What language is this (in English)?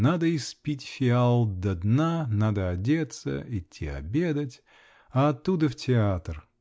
Russian